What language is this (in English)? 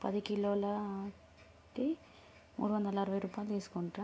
Telugu